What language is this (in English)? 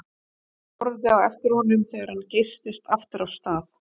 Icelandic